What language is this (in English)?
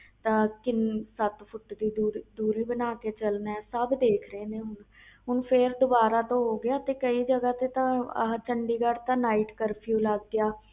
Punjabi